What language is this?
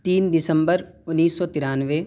Urdu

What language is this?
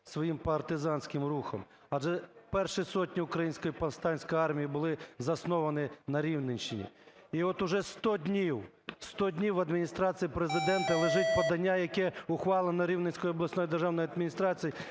Ukrainian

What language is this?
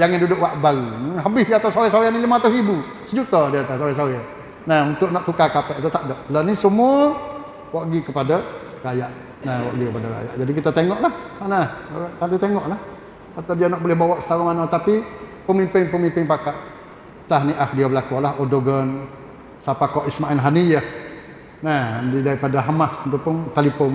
Malay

